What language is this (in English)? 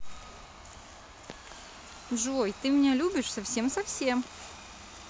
Russian